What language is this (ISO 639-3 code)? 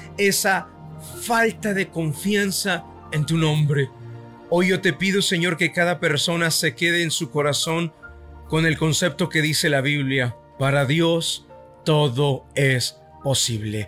spa